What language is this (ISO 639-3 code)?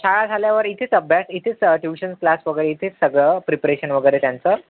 mar